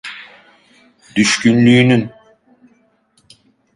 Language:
Turkish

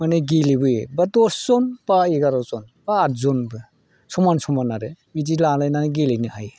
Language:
Bodo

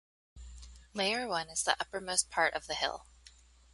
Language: English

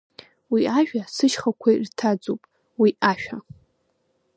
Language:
Abkhazian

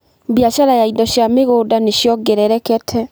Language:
Kikuyu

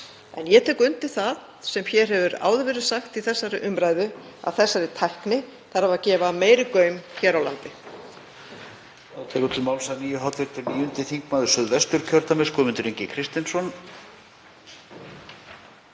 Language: Icelandic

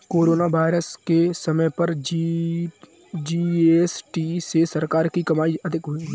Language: Hindi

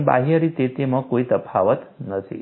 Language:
Gujarati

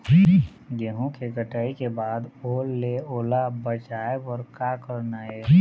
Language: Chhattisgarhi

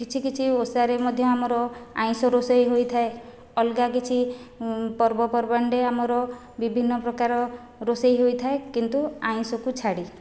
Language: Odia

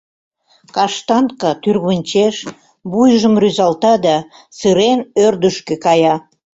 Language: Mari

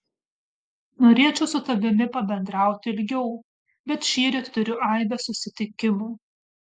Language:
Lithuanian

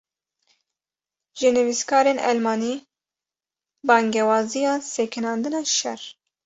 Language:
Kurdish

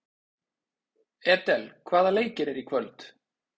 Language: Icelandic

